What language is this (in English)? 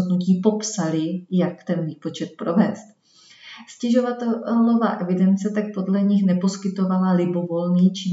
Czech